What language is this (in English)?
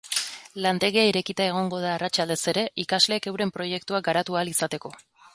Basque